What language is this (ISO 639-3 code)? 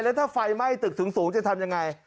tha